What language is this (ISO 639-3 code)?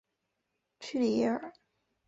zho